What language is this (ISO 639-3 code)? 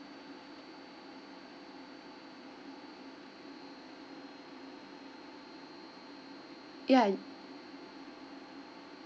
eng